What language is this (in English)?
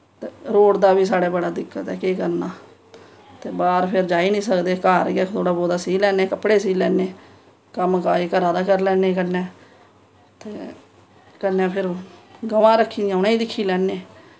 Dogri